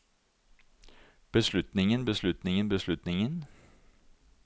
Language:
Norwegian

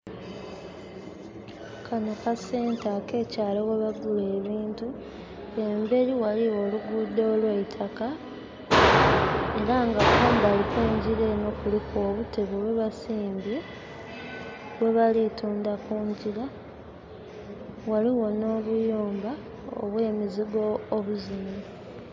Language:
Soga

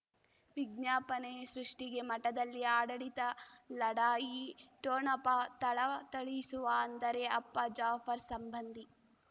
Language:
Kannada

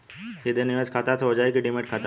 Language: Bhojpuri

